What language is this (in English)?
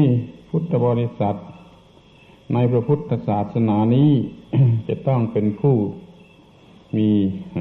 Thai